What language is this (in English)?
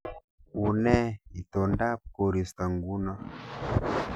Kalenjin